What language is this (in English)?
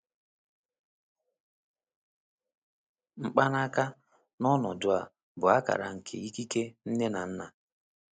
Igbo